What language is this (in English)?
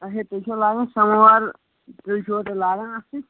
Kashmiri